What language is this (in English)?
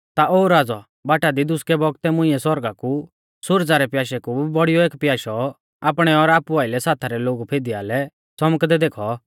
Mahasu Pahari